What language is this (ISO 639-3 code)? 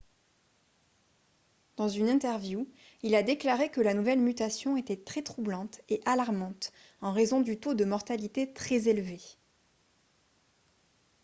fra